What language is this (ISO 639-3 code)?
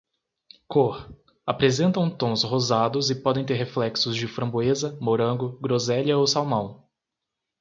por